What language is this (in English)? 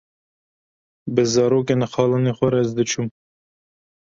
Kurdish